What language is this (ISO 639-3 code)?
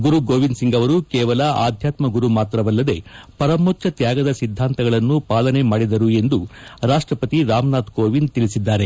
kan